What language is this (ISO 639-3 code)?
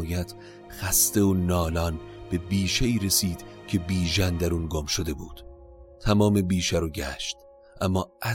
fas